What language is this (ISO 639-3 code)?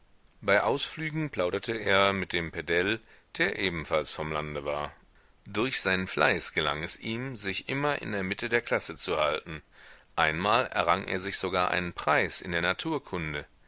deu